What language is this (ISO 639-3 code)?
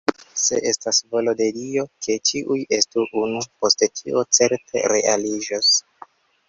epo